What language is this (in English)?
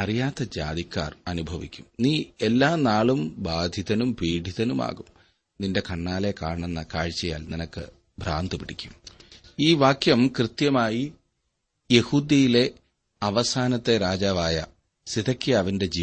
Malayalam